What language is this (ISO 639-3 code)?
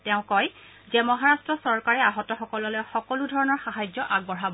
asm